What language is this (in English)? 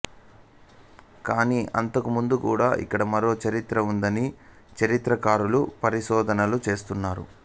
Telugu